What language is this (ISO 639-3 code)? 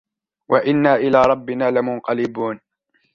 ara